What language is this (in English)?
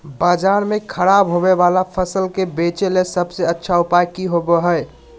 Magahi